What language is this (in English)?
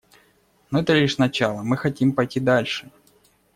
Russian